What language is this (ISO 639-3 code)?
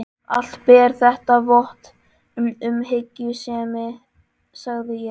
isl